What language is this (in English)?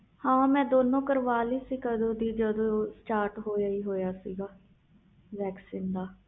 Punjabi